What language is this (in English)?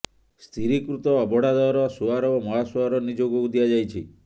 Odia